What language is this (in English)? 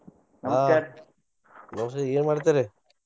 Kannada